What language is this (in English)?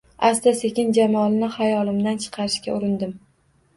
Uzbek